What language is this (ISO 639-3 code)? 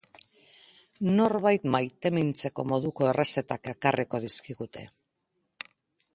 eus